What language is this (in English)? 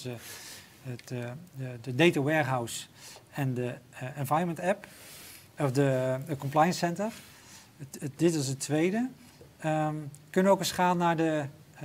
Dutch